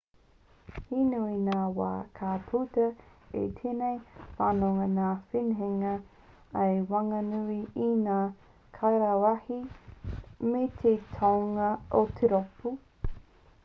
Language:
Māori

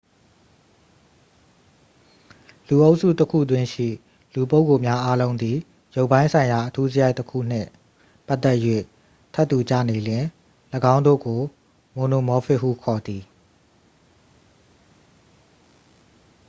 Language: Burmese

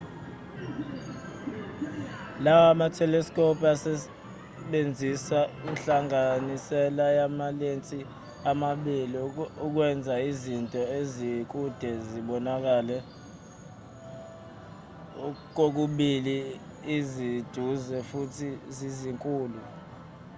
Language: Zulu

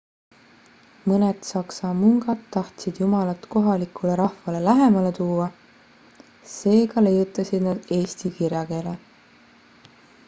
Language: Estonian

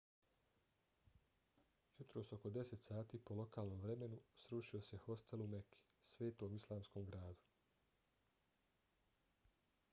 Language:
Bosnian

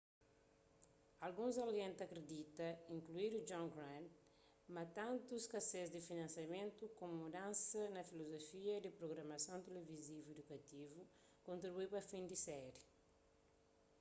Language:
Kabuverdianu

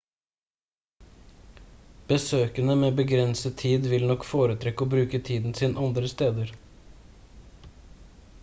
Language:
Norwegian Bokmål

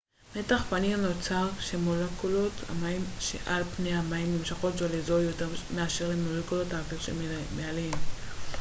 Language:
Hebrew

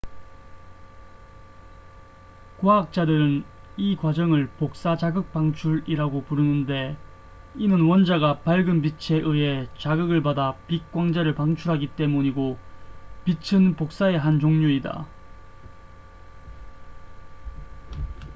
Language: Korean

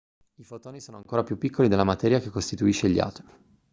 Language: Italian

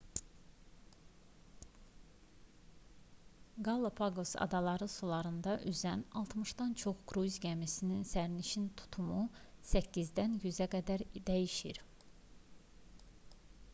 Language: Azerbaijani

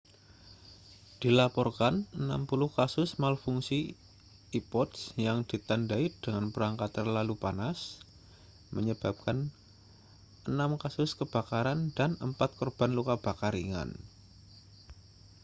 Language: Indonesian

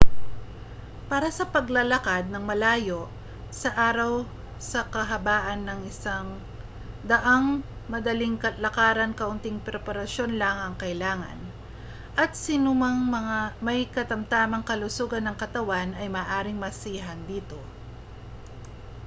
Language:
Filipino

